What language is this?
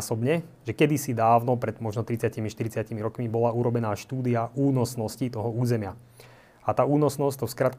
Slovak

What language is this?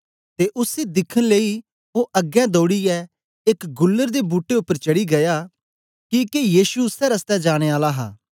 Dogri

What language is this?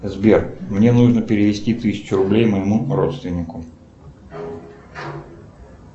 Russian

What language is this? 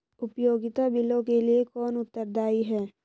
Hindi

